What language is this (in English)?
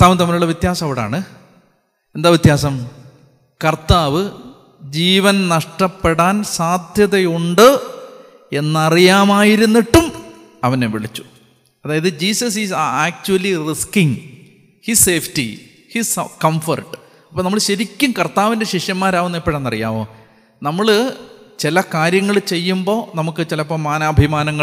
Malayalam